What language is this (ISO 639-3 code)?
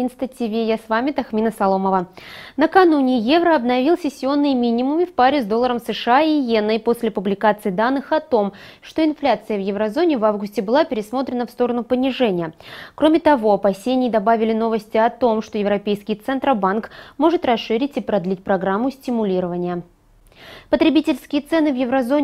rus